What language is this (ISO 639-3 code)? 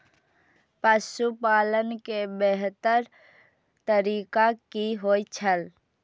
mai